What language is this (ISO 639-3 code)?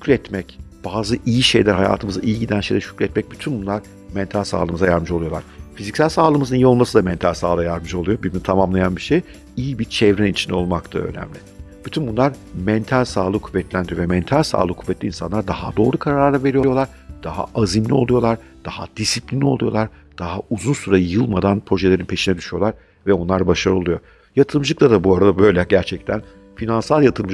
tur